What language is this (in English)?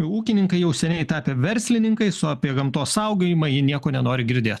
Lithuanian